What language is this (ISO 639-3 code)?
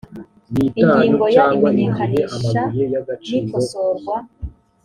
kin